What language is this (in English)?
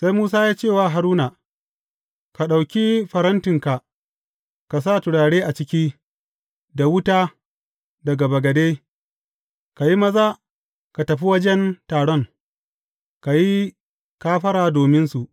Hausa